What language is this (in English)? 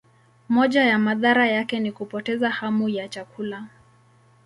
Swahili